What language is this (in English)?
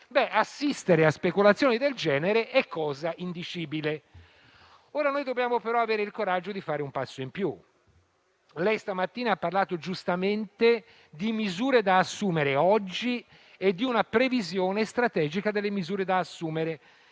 Italian